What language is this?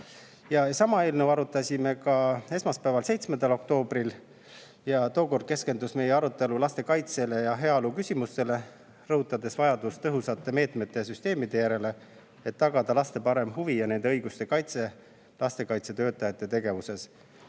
Estonian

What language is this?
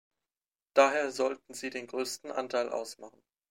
German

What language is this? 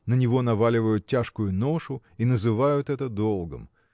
Russian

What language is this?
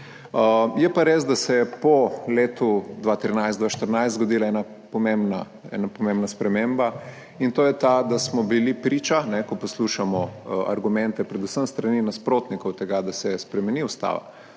Slovenian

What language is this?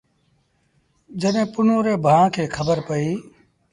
Sindhi Bhil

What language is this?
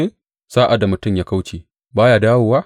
Hausa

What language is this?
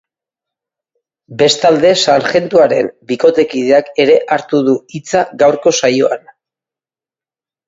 Basque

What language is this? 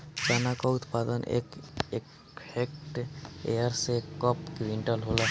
Bhojpuri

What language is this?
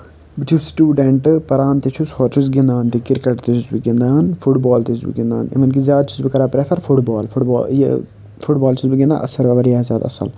Kashmiri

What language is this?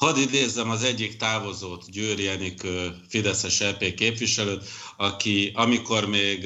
Hungarian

